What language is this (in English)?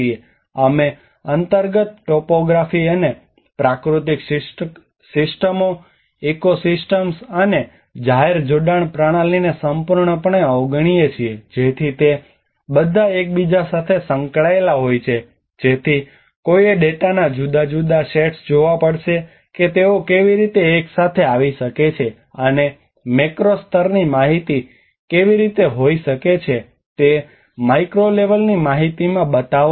Gujarati